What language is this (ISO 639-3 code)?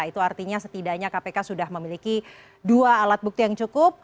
ind